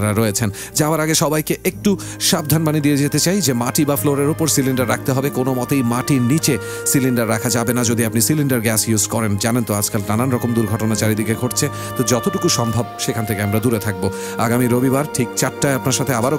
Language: Bangla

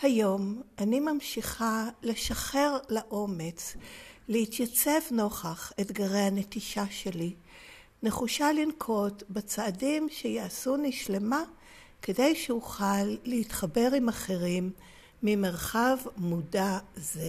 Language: Hebrew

